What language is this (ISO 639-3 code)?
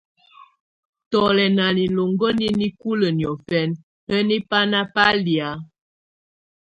tvu